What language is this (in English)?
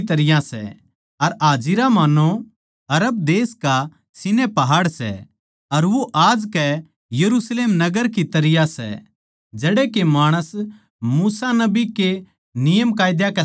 Haryanvi